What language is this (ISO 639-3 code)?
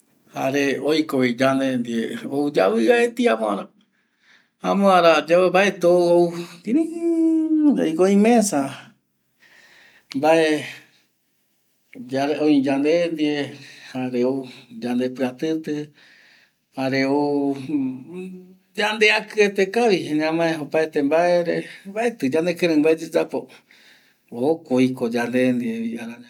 gui